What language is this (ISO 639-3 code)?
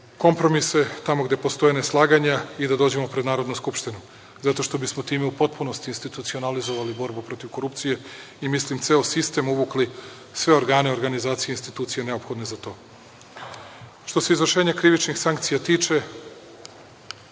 srp